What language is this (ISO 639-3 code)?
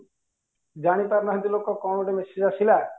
ori